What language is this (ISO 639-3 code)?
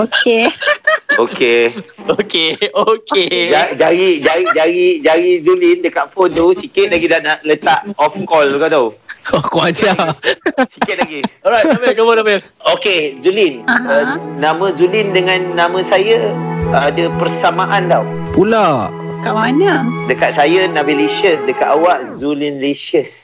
msa